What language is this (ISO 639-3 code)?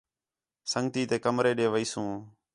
xhe